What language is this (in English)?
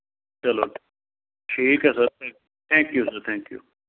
Punjabi